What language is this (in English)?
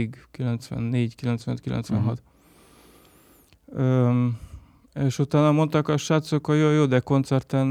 Hungarian